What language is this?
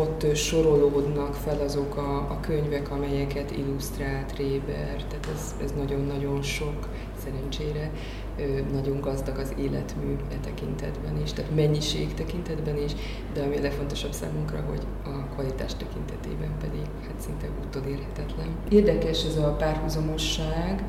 Hungarian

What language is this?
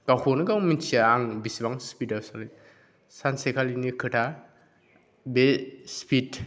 Bodo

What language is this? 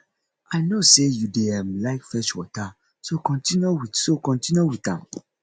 Nigerian Pidgin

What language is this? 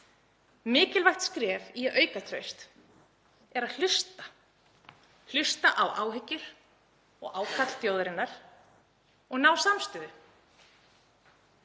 Icelandic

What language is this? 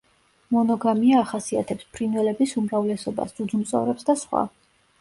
Georgian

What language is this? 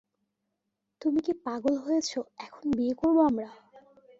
Bangla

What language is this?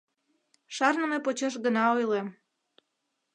Mari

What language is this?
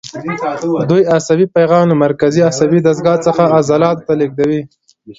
Pashto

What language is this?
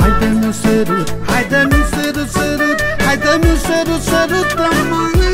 Romanian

